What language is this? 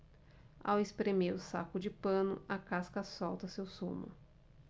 Portuguese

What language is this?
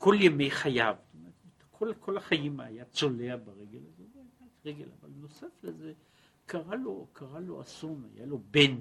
Hebrew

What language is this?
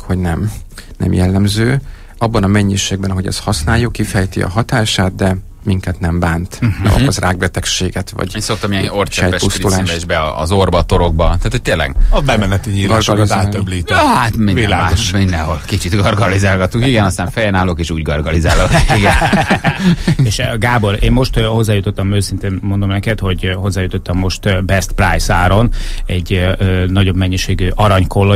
Hungarian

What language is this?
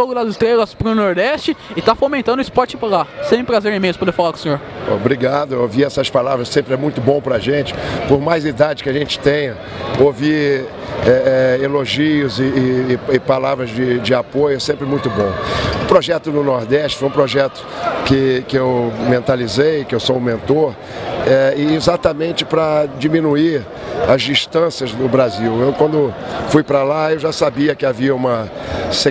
Portuguese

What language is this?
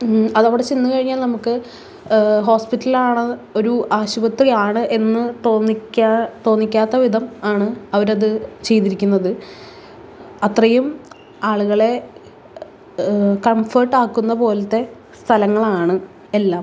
Malayalam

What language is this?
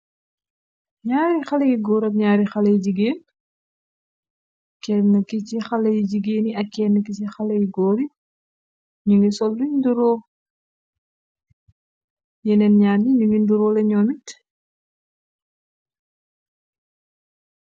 Wolof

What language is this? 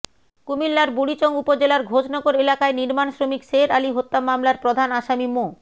Bangla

